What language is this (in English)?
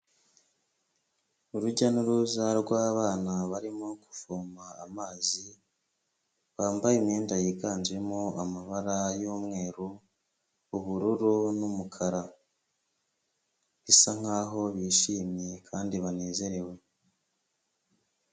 Kinyarwanda